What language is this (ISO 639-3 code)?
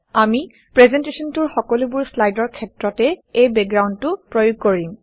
asm